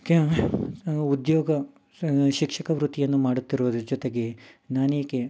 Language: Kannada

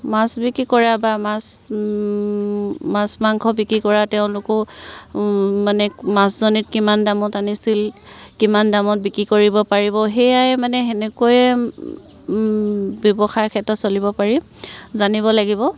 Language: Assamese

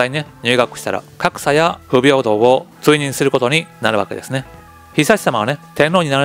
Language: Japanese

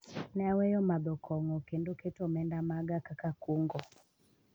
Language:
Luo (Kenya and Tanzania)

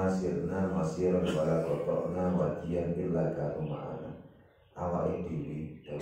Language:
Indonesian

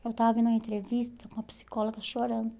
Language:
Portuguese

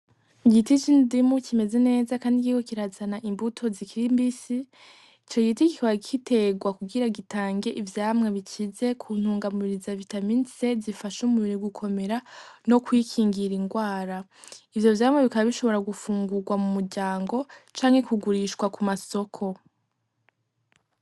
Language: Rundi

